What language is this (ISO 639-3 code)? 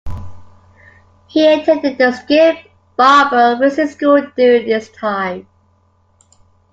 eng